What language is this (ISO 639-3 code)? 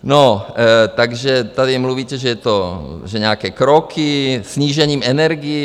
ces